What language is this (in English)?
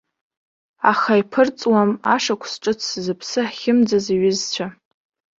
Abkhazian